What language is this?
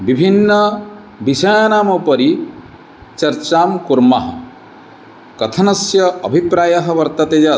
Sanskrit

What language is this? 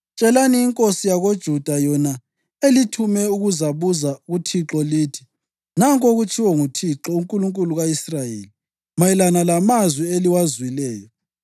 North Ndebele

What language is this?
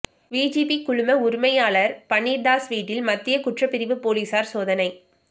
Tamil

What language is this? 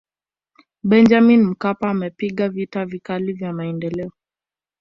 Swahili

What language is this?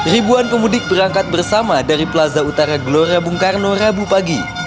Indonesian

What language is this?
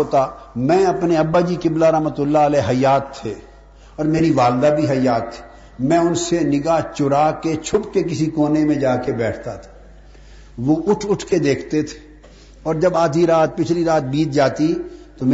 Urdu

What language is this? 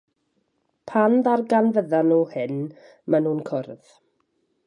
Welsh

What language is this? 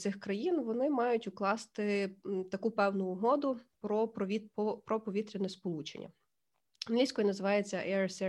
Ukrainian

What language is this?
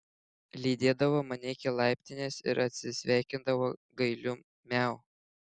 Lithuanian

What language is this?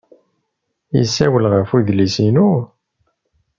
Kabyle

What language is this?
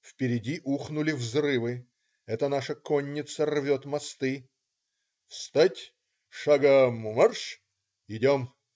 Russian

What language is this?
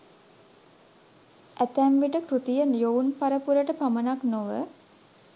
Sinhala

